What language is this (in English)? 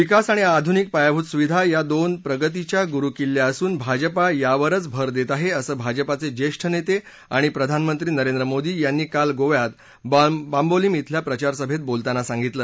Marathi